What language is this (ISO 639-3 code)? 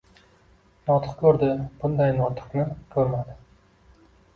uzb